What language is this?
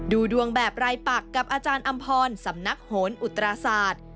Thai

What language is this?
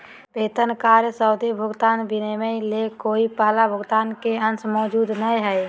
Magahi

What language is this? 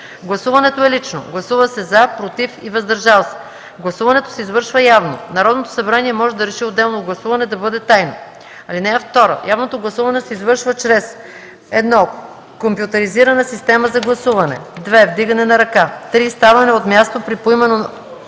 Bulgarian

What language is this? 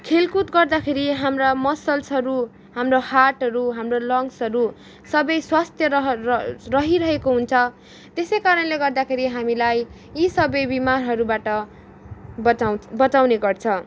Nepali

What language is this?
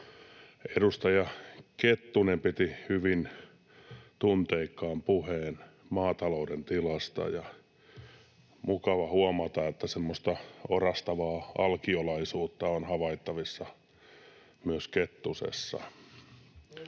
Finnish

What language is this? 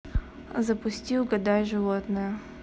Russian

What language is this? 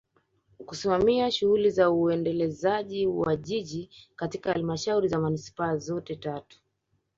Swahili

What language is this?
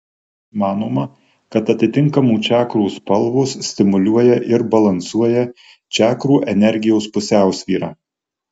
Lithuanian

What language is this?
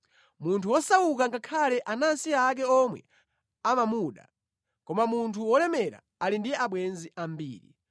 Nyanja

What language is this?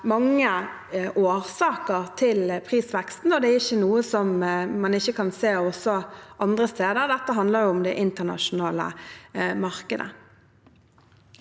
Norwegian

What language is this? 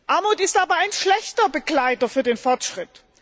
German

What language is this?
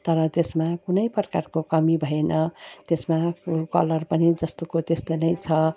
Nepali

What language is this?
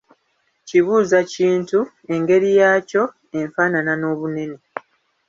Ganda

